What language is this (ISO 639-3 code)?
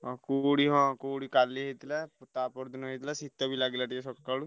ori